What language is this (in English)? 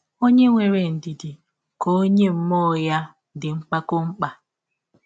Igbo